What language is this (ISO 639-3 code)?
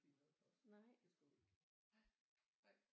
dan